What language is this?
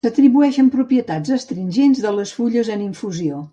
Catalan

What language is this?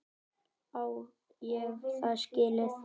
Icelandic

